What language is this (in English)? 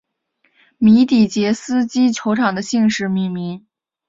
Chinese